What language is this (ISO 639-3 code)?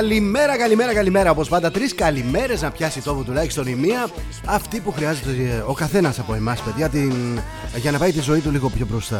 ell